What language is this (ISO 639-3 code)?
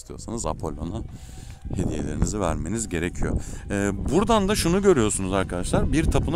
tur